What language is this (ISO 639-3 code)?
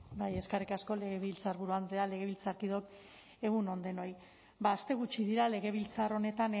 eus